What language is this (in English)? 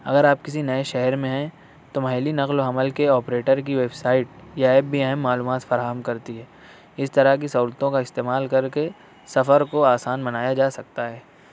Urdu